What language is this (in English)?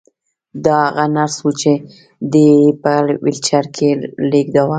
Pashto